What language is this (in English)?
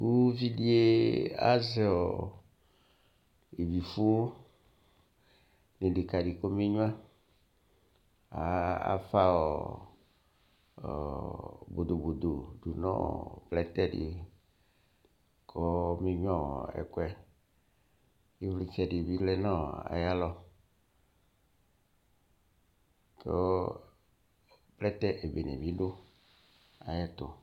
Ikposo